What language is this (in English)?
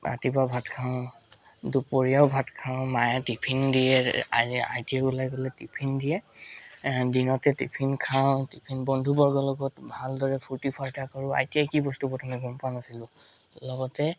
Assamese